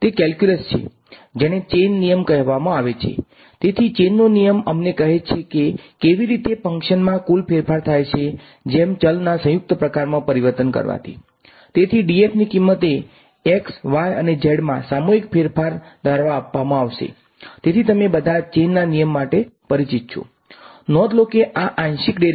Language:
Gujarati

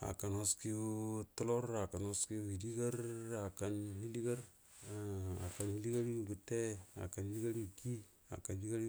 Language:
Buduma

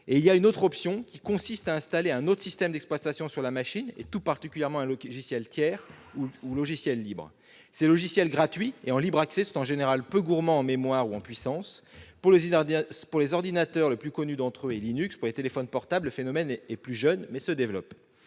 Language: French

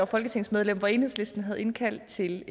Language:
Danish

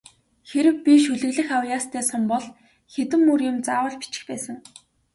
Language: Mongolian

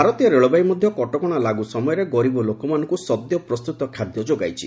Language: Odia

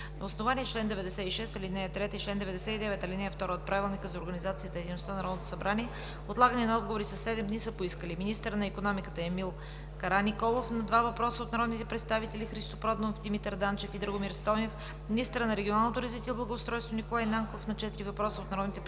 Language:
Bulgarian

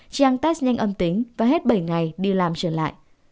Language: Vietnamese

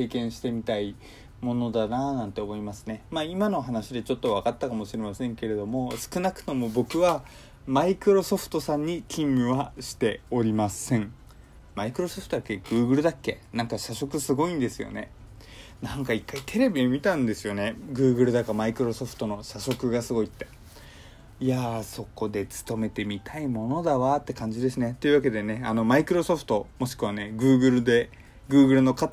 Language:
Japanese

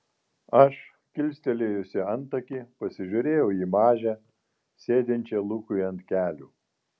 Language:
Lithuanian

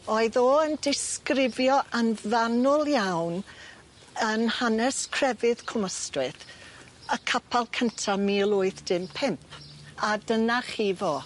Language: Welsh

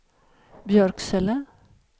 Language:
Swedish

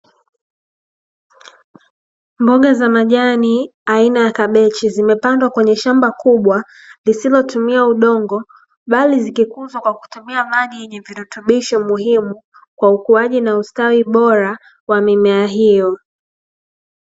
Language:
Swahili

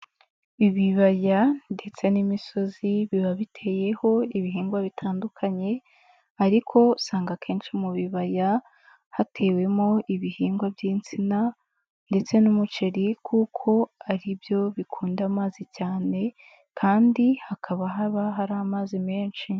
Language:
Kinyarwanda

